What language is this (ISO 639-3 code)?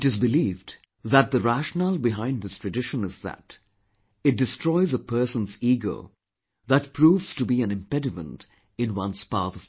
eng